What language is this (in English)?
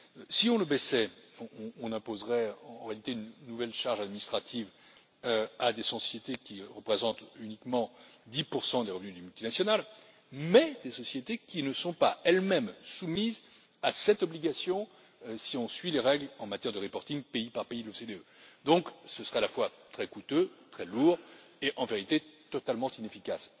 French